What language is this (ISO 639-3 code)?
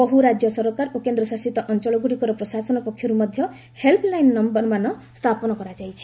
ori